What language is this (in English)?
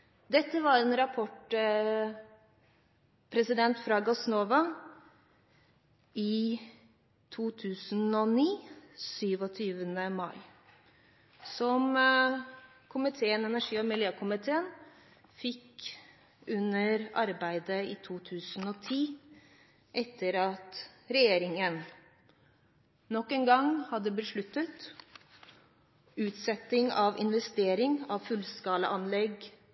Norwegian Bokmål